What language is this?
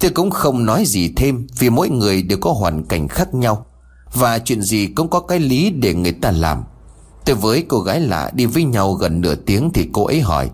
Vietnamese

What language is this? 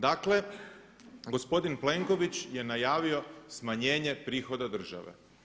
Croatian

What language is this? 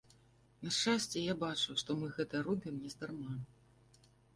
Belarusian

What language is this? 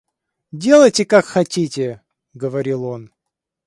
Russian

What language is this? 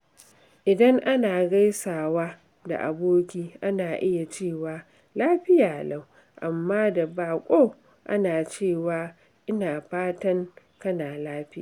Hausa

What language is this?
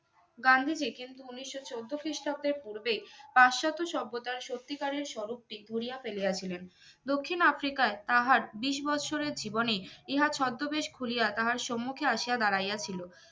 Bangla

